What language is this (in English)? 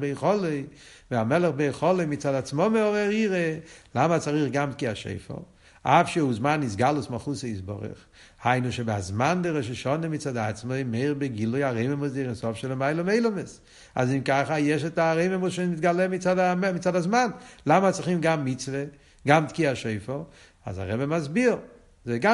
Hebrew